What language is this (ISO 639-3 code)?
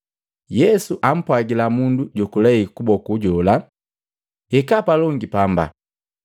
mgv